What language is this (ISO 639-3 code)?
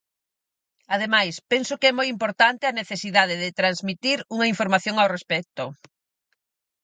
glg